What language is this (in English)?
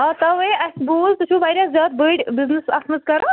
Kashmiri